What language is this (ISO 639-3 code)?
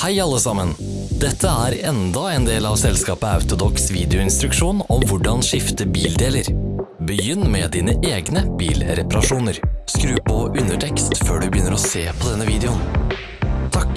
nor